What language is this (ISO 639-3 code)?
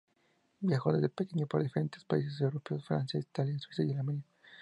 spa